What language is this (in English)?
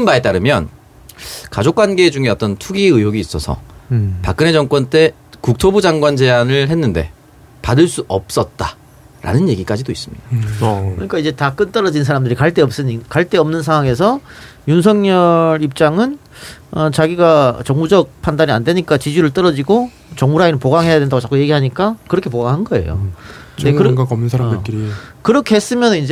Korean